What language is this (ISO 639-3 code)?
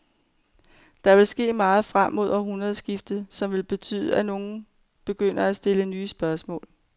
dan